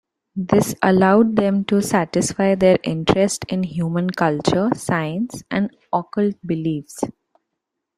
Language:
English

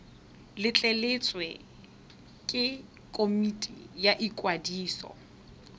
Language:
Tswana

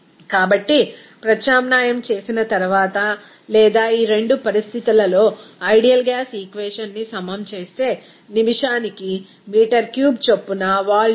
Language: Telugu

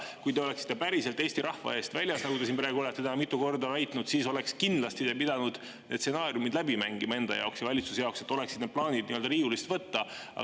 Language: Estonian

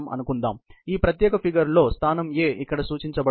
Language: Telugu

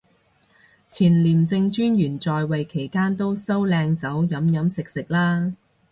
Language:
Cantonese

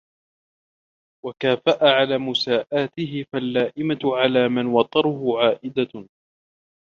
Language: Arabic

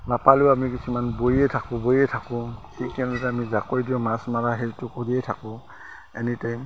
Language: Assamese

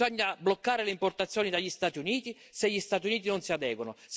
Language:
Italian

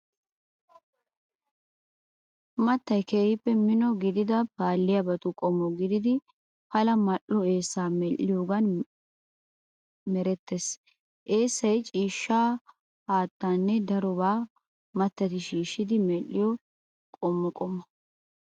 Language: Wolaytta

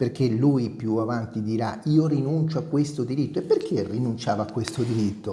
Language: Italian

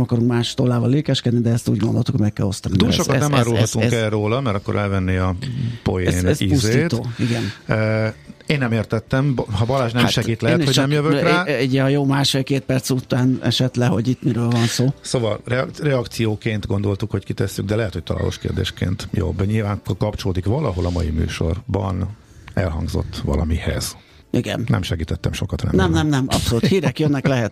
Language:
Hungarian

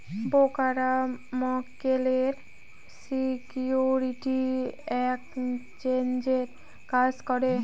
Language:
Bangla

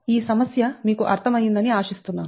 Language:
Telugu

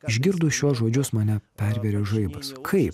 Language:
Lithuanian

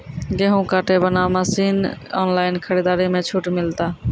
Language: Maithili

